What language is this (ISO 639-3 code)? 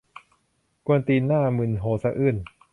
tha